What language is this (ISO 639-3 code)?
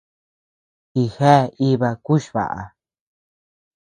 cux